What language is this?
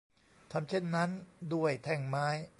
Thai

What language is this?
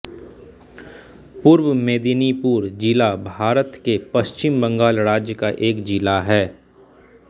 Hindi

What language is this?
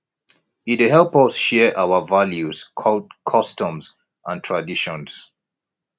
Nigerian Pidgin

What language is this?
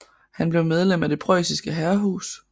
Danish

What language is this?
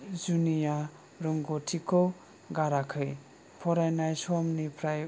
Bodo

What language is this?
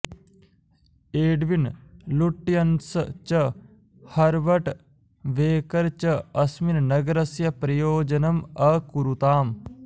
Sanskrit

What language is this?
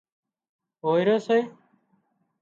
Wadiyara Koli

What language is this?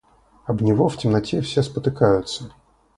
Russian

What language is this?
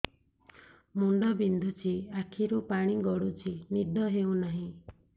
Odia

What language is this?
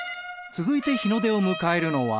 Japanese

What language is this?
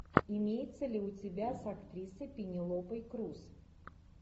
Russian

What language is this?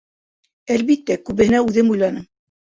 Bashkir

